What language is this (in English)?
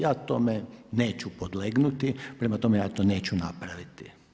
Croatian